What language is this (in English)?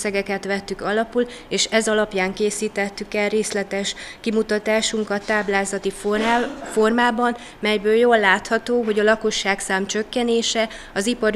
Hungarian